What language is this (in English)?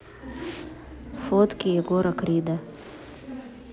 Russian